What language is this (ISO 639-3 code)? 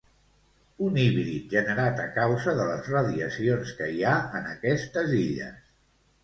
cat